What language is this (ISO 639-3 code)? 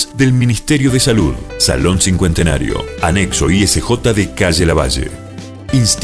spa